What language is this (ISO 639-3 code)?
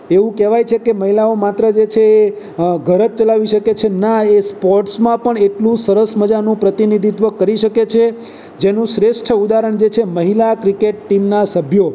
guj